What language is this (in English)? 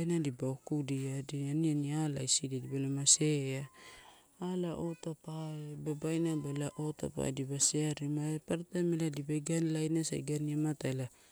Torau